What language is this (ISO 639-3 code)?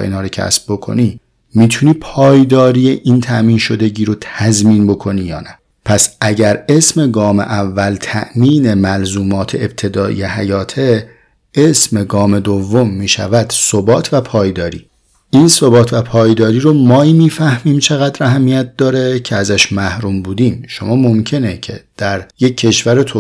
fas